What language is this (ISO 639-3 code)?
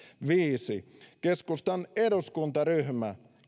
fin